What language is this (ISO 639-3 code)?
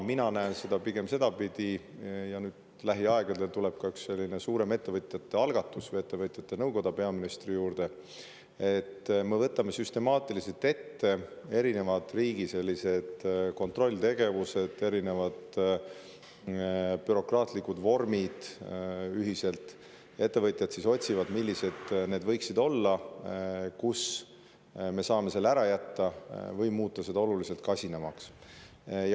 est